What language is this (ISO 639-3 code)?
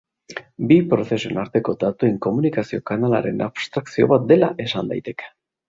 eus